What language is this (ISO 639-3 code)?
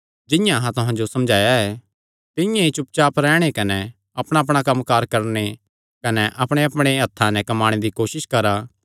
xnr